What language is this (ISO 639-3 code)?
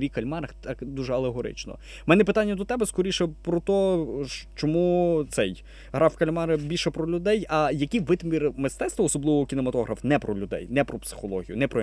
ukr